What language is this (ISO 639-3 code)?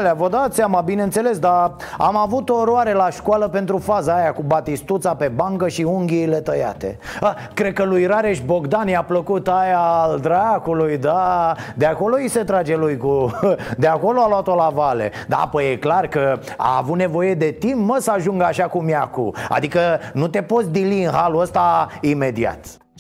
ron